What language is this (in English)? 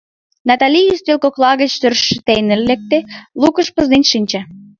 Mari